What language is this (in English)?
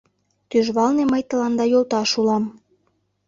Mari